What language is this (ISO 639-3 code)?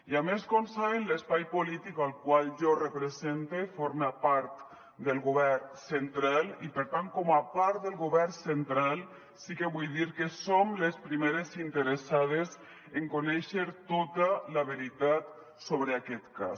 cat